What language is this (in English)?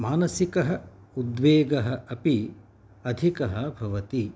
Sanskrit